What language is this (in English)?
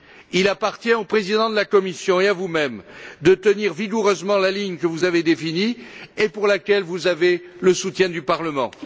French